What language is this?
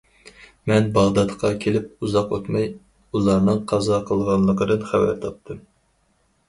Uyghur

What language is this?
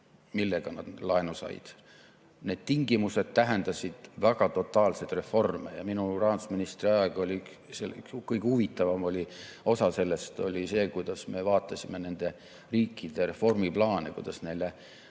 Estonian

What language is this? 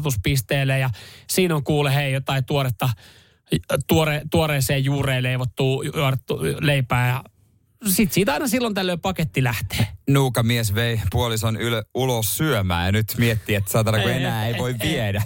Finnish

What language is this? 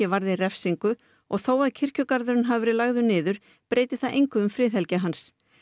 Icelandic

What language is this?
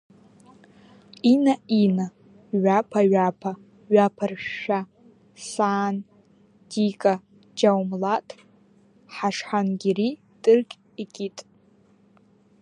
Abkhazian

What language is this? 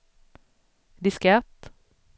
Swedish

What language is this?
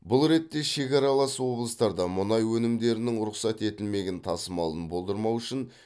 Kazakh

